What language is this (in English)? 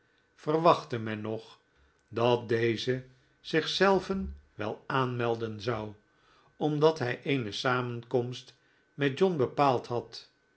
Dutch